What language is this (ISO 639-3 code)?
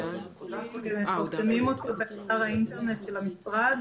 heb